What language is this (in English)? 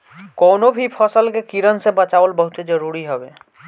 Bhojpuri